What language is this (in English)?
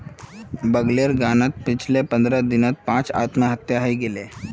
Magahi